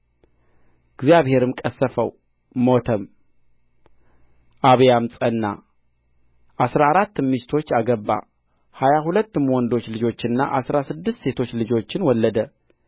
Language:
Amharic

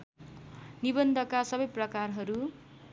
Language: Nepali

